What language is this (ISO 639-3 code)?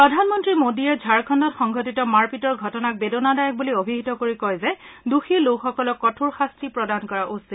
asm